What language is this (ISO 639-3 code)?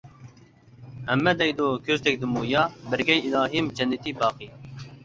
uig